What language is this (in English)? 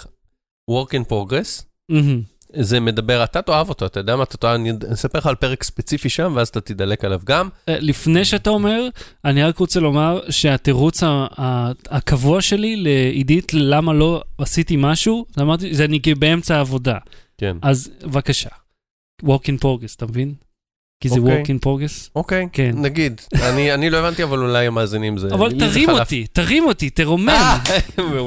Hebrew